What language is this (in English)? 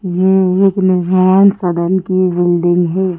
Hindi